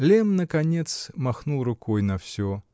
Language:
Russian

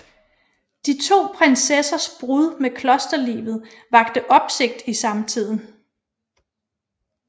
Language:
Danish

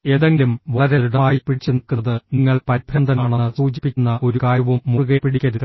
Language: Malayalam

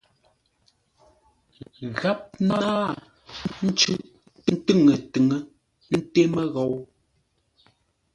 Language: Ngombale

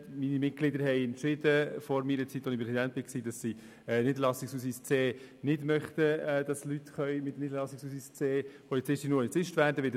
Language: Swiss German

